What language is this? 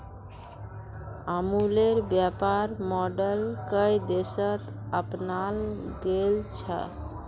Magahi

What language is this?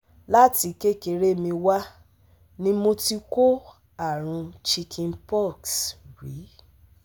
Yoruba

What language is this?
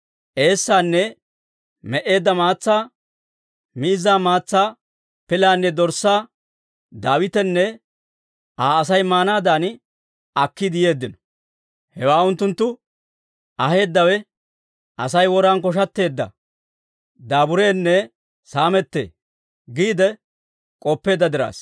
Dawro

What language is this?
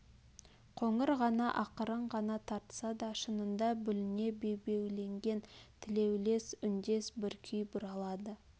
Kazakh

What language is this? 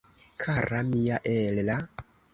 Esperanto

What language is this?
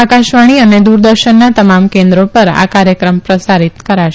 Gujarati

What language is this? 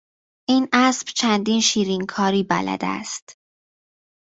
Persian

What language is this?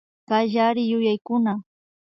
Imbabura Highland Quichua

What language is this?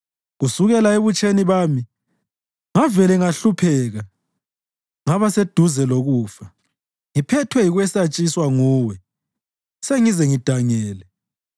North Ndebele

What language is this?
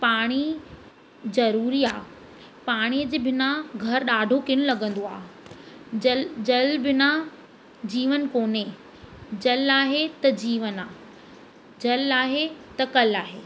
Sindhi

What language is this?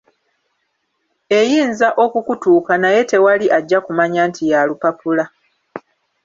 Ganda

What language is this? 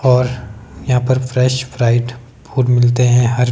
Hindi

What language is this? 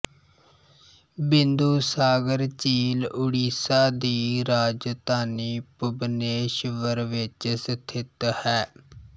Punjabi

